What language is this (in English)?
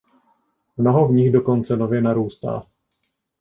Czech